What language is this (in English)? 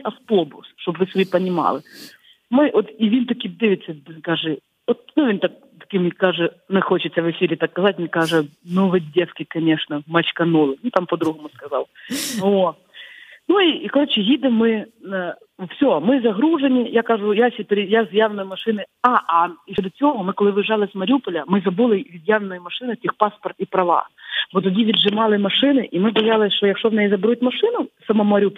Ukrainian